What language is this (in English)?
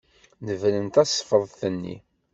Kabyle